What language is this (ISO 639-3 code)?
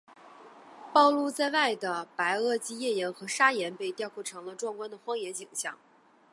zho